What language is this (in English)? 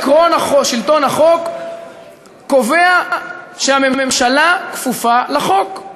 Hebrew